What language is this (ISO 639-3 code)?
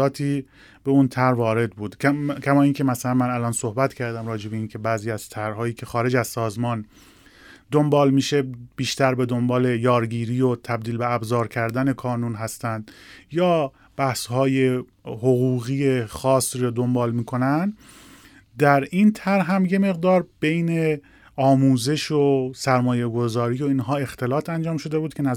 fas